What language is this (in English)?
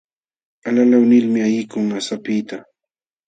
Jauja Wanca Quechua